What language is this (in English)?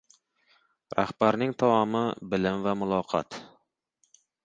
Uzbek